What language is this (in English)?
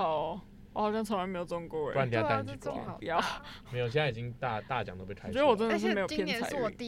Chinese